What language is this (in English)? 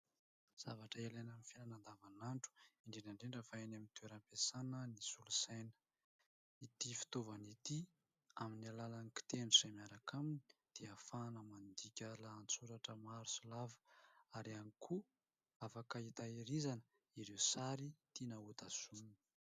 Malagasy